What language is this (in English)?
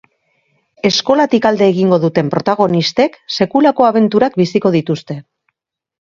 Basque